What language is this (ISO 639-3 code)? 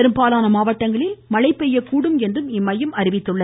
tam